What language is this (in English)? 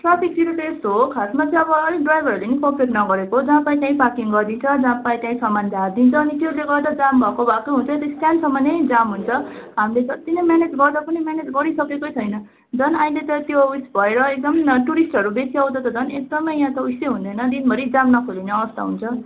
Nepali